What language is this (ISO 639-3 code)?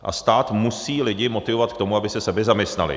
ces